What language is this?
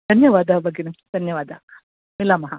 Sanskrit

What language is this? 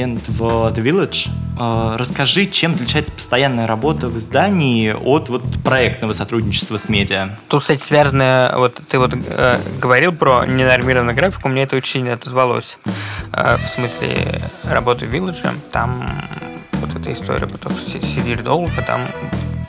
Russian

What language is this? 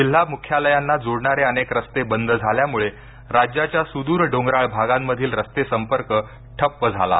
Marathi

